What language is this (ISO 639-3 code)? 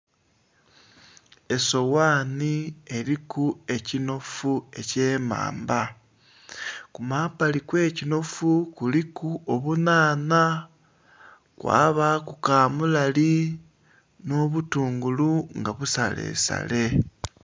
xog